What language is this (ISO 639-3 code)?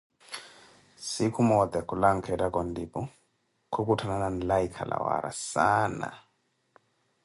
eko